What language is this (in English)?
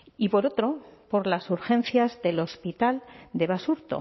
Spanish